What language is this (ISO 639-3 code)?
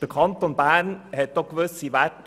gsw